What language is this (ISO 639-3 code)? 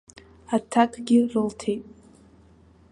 abk